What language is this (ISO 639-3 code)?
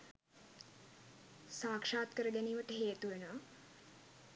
sin